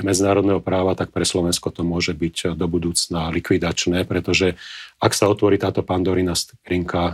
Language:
Slovak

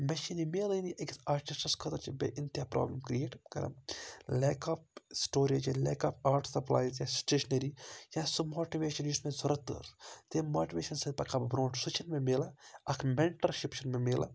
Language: Kashmiri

